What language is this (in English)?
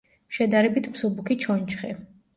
Georgian